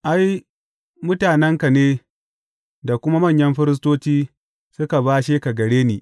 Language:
Hausa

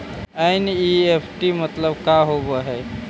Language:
Magahi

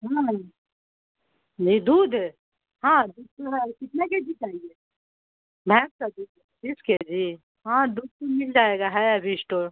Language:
Urdu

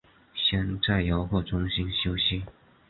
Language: Chinese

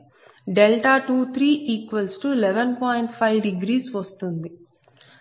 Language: Telugu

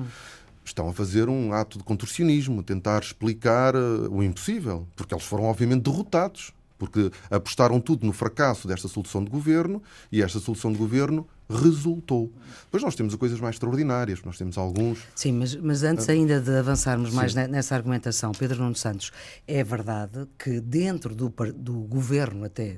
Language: Portuguese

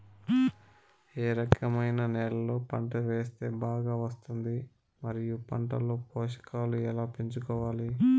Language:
Telugu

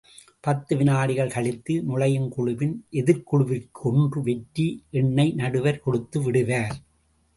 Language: Tamil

